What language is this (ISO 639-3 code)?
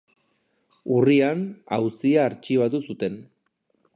eus